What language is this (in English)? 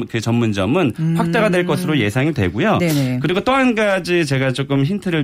Korean